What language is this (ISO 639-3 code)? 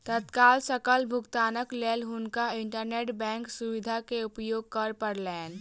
mai